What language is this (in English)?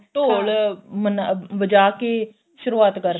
Punjabi